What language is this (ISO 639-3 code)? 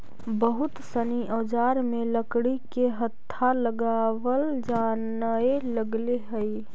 mag